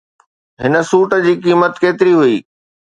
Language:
Sindhi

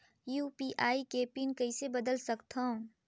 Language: Chhattisgarhi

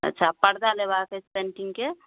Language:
Maithili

